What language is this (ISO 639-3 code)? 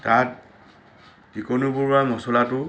asm